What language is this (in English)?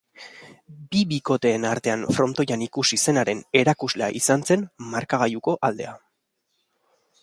Basque